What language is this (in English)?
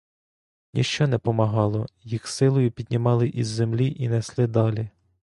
Ukrainian